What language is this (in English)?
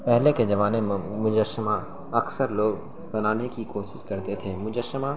Urdu